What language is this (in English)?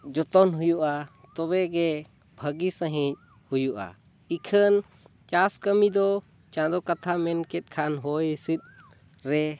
Santali